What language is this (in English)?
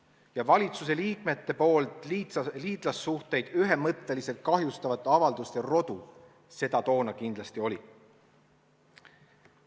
Estonian